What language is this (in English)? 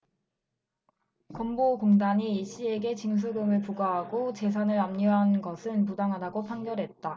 Korean